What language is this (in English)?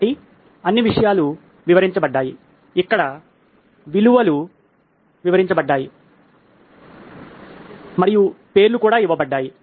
Telugu